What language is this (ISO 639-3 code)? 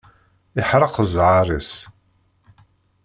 kab